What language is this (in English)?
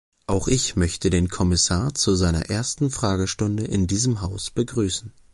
German